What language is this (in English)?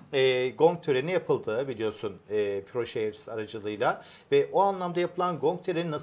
Turkish